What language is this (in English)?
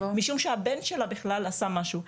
Hebrew